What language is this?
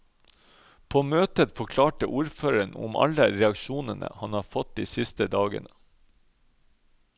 Norwegian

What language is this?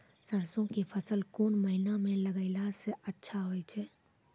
Maithili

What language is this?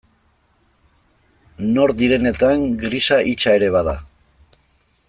Basque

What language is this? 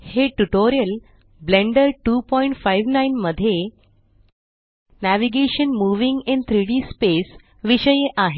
Marathi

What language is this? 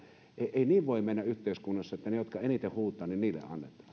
Finnish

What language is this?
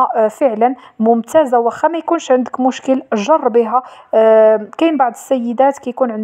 Arabic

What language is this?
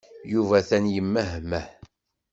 Kabyle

